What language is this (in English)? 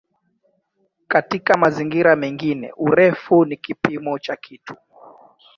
Swahili